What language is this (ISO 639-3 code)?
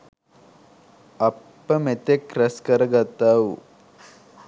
sin